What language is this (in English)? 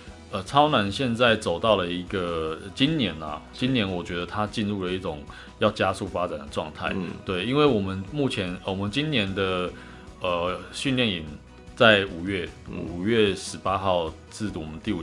Chinese